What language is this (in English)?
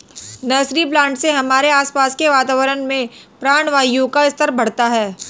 Hindi